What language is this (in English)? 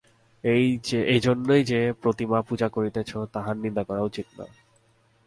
Bangla